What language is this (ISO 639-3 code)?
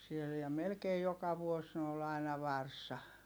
fin